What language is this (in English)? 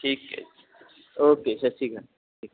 Punjabi